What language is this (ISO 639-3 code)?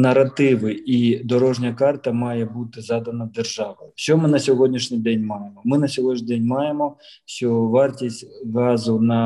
ukr